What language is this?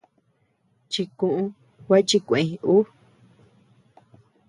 Tepeuxila Cuicatec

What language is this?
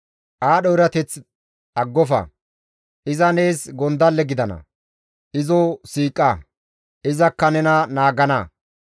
Gamo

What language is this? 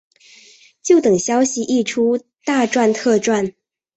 Chinese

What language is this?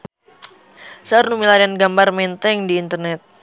Sundanese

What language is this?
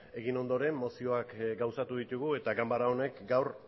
Basque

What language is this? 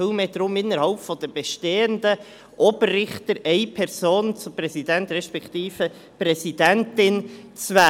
Swiss German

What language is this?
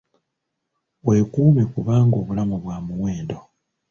Ganda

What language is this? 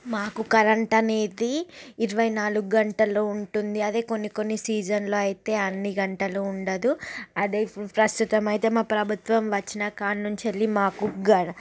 Telugu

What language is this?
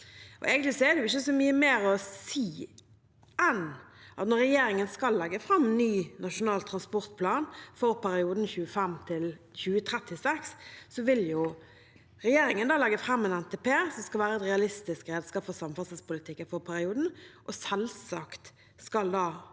Norwegian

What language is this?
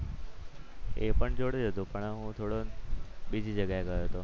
Gujarati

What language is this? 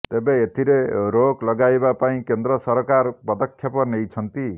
Odia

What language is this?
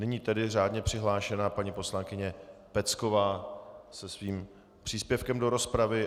Czech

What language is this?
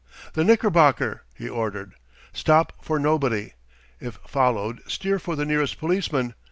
English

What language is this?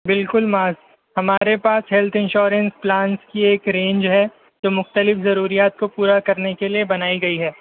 Urdu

